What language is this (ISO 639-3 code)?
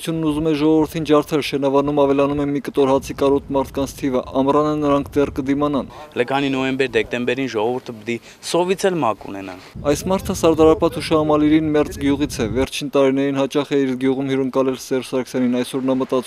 ron